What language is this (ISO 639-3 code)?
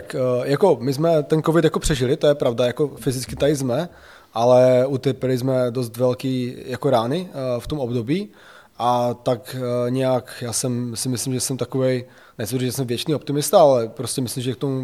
ces